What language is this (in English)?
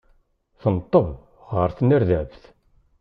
Kabyle